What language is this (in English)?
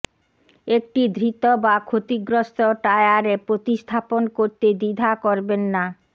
Bangla